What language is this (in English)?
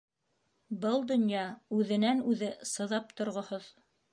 Bashkir